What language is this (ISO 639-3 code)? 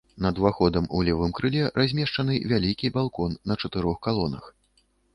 bel